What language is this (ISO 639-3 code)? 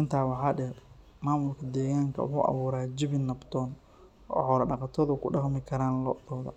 som